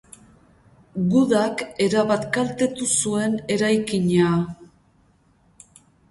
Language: Basque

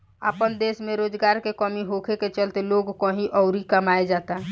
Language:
Bhojpuri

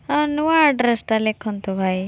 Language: Odia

